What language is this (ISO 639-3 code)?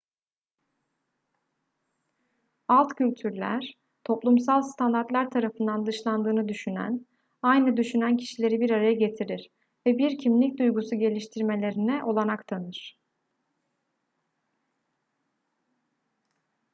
tur